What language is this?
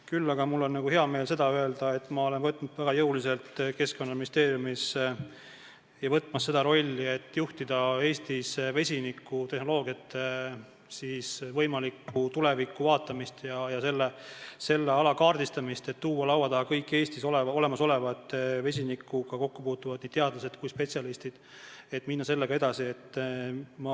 Estonian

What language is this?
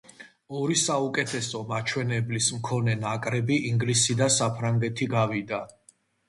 Georgian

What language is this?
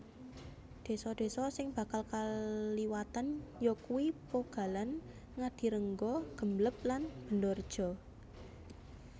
Javanese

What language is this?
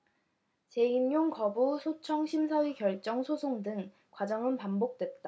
Korean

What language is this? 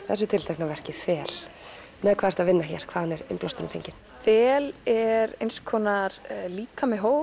Icelandic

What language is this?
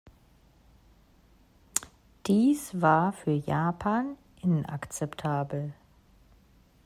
German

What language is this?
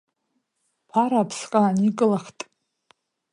Abkhazian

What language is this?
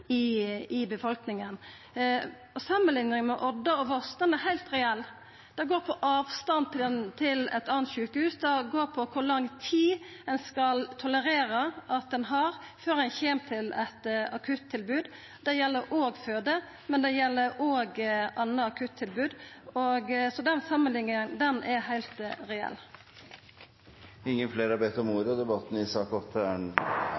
Norwegian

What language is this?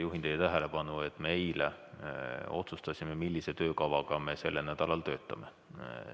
Estonian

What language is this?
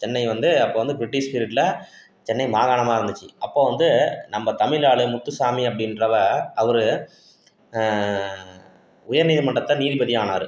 Tamil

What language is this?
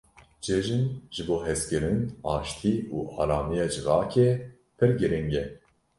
Kurdish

